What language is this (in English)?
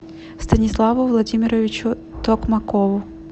Russian